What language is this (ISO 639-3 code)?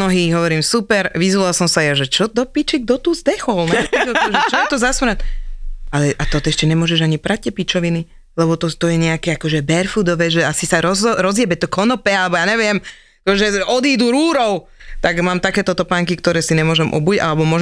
slk